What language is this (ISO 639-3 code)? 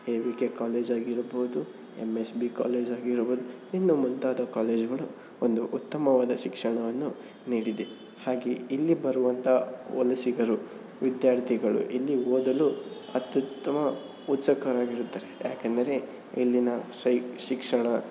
kan